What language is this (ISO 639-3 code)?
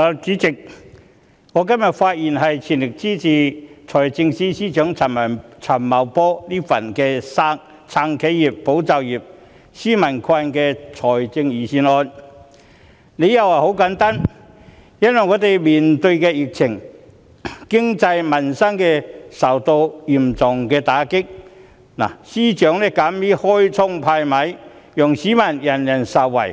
yue